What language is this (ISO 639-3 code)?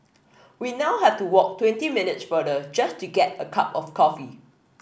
eng